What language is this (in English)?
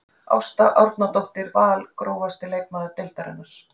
Icelandic